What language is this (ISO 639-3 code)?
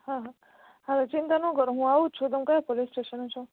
guj